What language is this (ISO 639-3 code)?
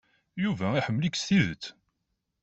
kab